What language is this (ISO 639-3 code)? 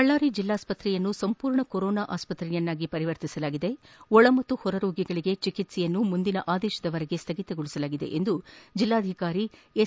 kan